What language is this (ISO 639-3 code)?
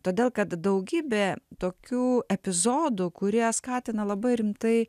lit